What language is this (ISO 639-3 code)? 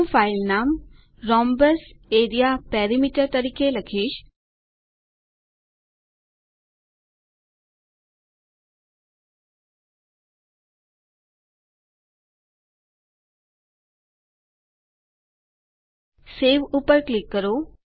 guj